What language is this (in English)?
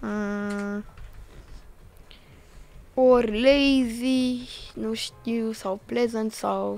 Romanian